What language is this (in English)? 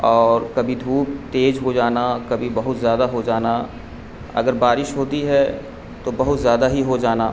Urdu